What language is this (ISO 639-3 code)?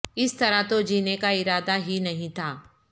urd